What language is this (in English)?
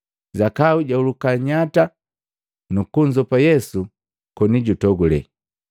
Matengo